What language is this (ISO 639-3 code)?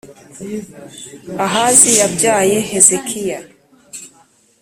kin